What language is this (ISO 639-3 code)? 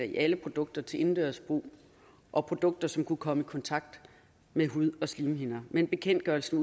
dan